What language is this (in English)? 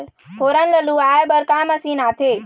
Chhattisgarhi